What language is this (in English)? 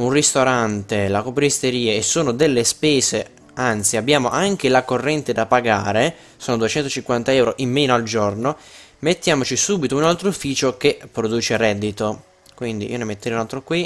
Italian